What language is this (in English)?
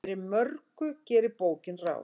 Icelandic